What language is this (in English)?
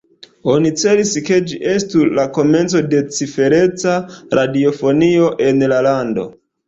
Esperanto